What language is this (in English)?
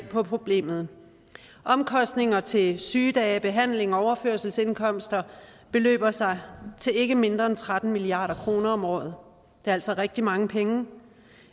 Danish